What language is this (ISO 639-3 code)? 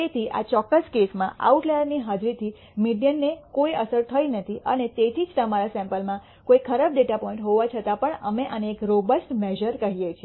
guj